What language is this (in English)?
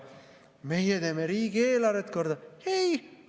Estonian